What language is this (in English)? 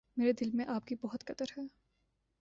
Urdu